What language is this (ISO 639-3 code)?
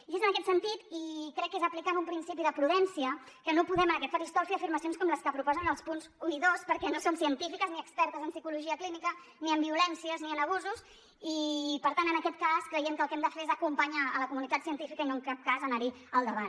cat